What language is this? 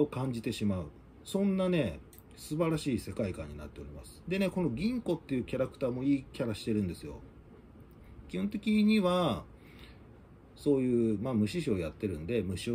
Japanese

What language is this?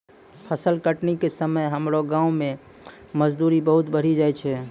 Maithili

